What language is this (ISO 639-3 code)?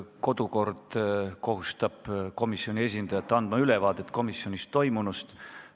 est